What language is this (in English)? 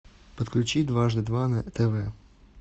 Russian